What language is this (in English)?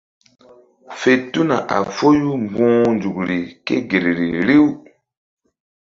Mbum